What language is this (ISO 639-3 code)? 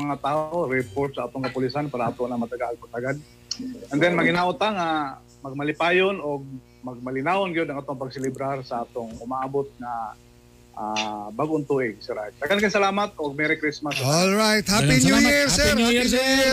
fil